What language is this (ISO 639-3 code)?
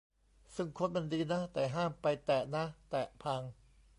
tha